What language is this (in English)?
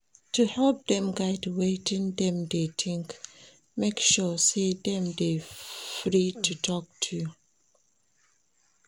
Nigerian Pidgin